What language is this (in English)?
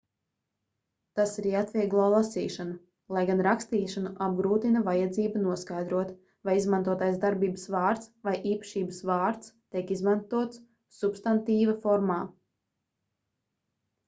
Latvian